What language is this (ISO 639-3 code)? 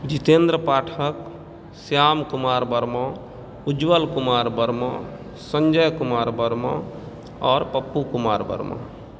mai